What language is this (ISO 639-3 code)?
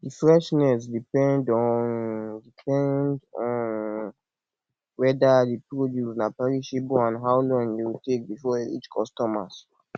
pcm